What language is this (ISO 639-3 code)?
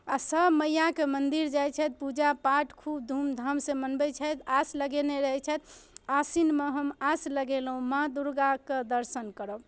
mai